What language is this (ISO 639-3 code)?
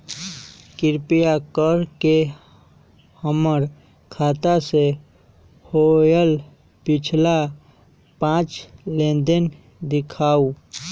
mag